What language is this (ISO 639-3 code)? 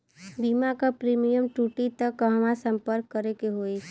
bho